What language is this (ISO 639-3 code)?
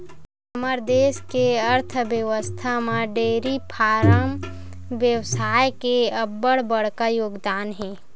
hne